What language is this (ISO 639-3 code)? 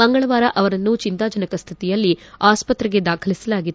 kan